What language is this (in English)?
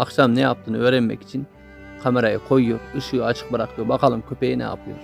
Turkish